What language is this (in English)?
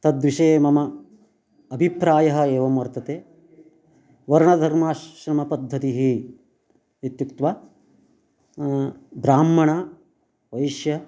Sanskrit